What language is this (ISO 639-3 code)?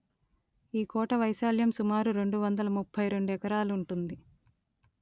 tel